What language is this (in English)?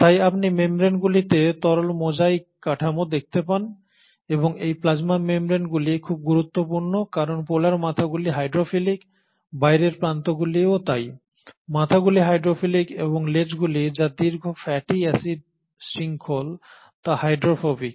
Bangla